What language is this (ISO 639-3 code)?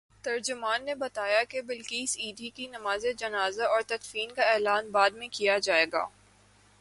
urd